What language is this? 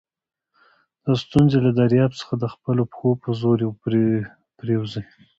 Pashto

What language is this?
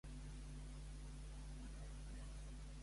Catalan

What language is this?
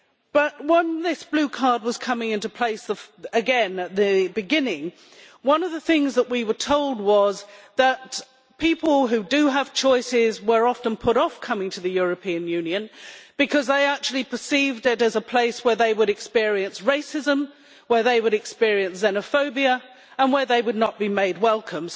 English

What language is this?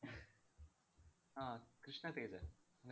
Malayalam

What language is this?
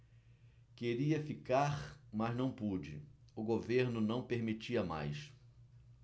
Portuguese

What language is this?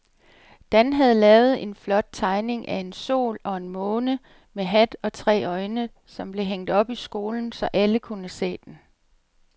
Danish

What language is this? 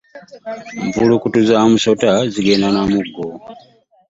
Ganda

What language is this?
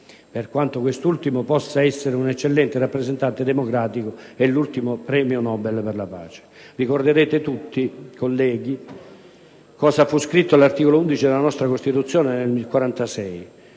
Italian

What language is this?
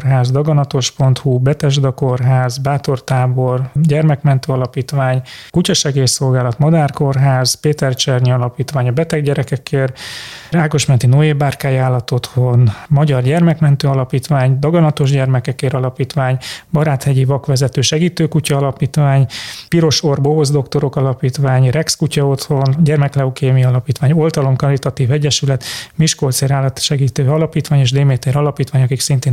Hungarian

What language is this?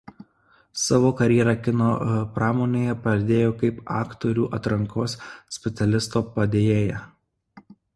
Lithuanian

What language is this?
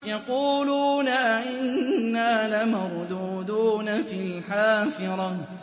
Arabic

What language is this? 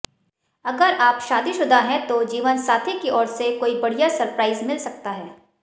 Hindi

